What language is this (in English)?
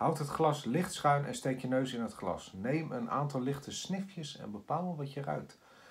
Dutch